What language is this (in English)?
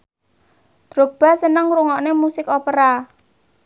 Javanese